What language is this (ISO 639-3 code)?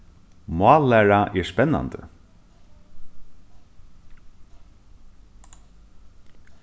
fao